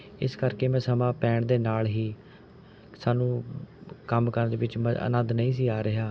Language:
Punjabi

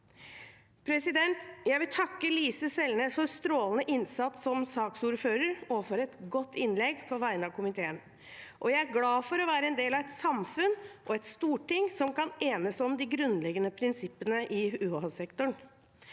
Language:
Norwegian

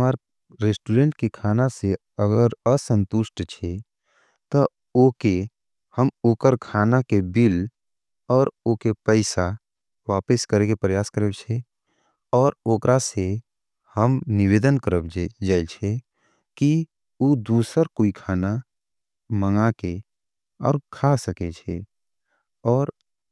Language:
Angika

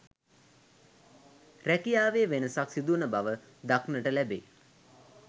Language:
Sinhala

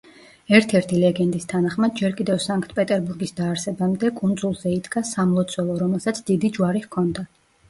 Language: Georgian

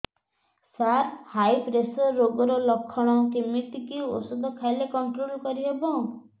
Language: Odia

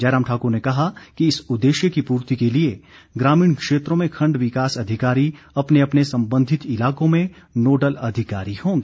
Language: Hindi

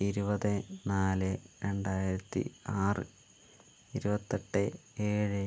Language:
Malayalam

